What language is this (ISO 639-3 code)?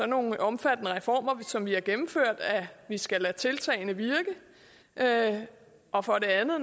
dan